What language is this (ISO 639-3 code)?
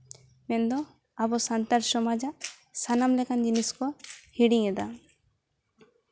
sat